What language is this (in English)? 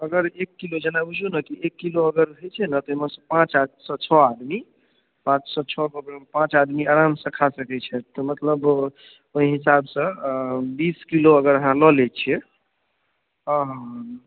Maithili